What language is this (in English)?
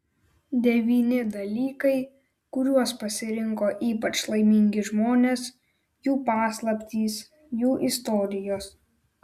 Lithuanian